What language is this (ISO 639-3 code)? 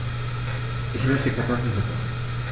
deu